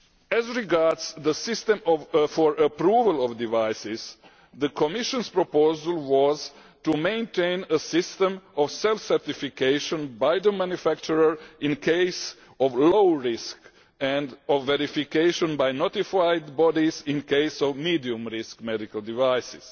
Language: English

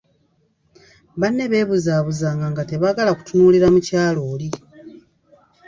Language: Ganda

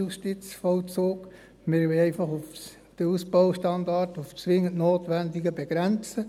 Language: Swiss German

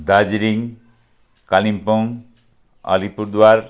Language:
Nepali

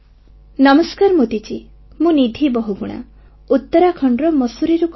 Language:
Odia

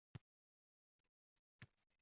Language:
Uzbek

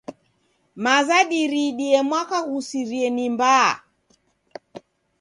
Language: Taita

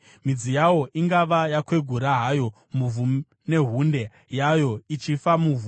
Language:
Shona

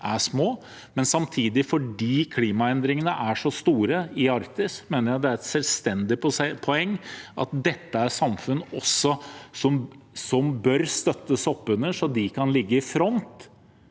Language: Norwegian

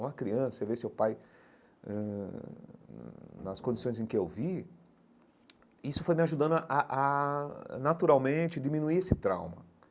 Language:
Portuguese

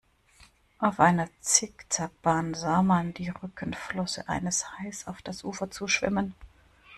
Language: German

